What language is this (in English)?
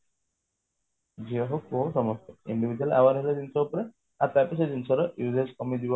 Odia